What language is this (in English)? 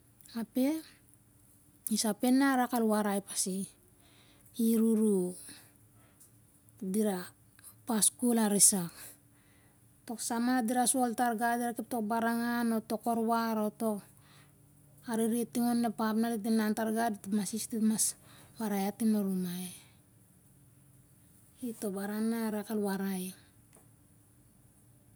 Siar-Lak